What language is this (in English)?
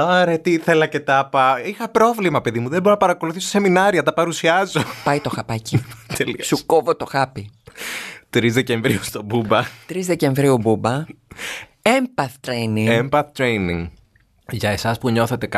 Greek